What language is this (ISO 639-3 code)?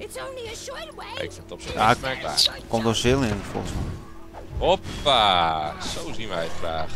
nld